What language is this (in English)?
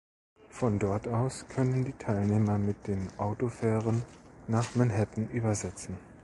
German